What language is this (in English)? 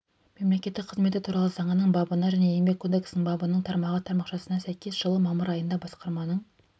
Kazakh